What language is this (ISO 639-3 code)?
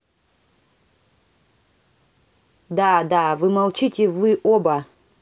rus